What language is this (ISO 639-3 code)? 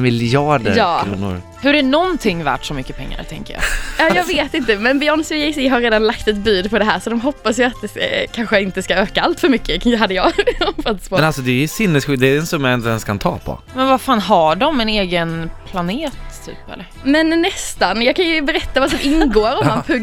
swe